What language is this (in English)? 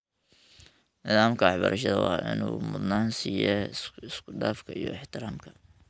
Somali